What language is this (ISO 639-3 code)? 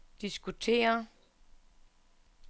dan